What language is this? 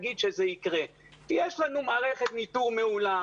Hebrew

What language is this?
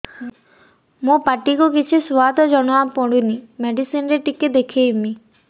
Odia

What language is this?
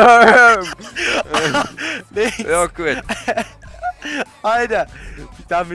German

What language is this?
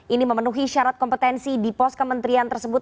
Indonesian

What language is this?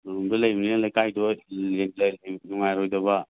Manipuri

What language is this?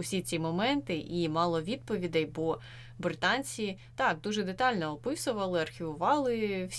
Ukrainian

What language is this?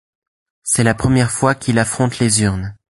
French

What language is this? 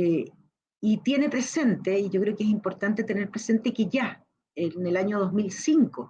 Spanish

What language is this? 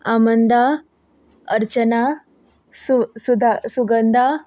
Konkani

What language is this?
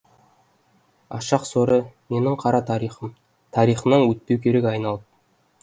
Kazakh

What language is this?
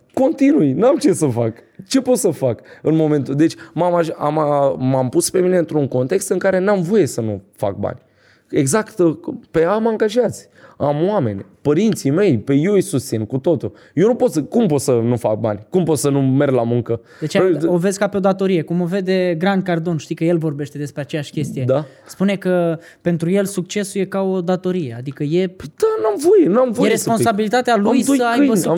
Romanian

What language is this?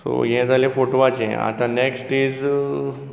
Konkani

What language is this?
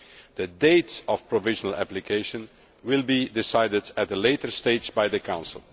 English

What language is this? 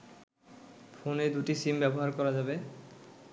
Bangla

